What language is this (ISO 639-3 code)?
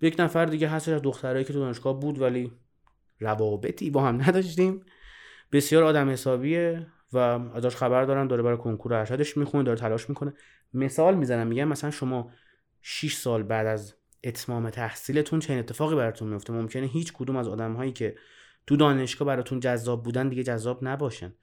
fas